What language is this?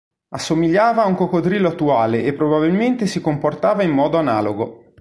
Italian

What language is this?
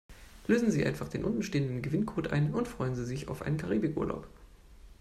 German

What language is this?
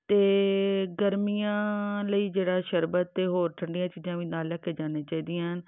Punjabi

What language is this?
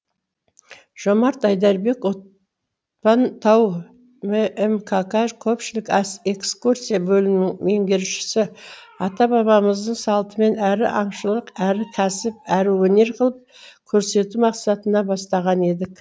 Kazakh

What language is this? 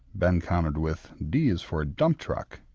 English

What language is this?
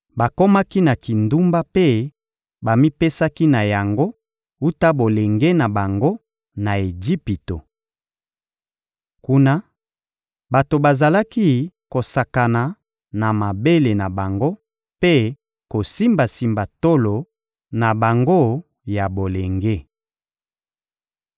Lingala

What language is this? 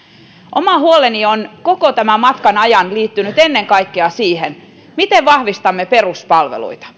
Finnish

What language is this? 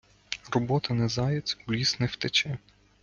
Ukrainian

